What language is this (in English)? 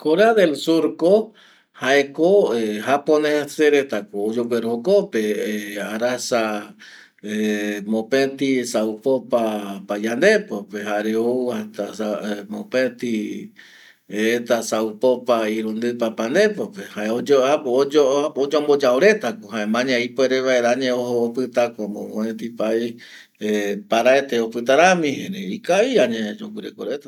Eastern Bolivian Guaraní